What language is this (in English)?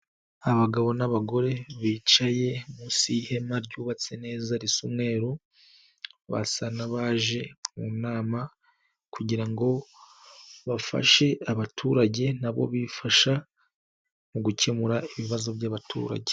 Kinyarwanda